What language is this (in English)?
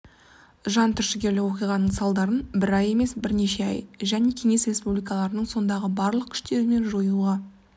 Kazakh